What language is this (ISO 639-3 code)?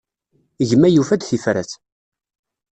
kab